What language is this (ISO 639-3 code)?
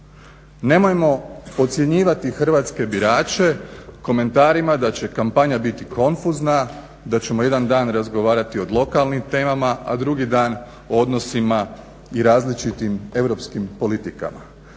hrv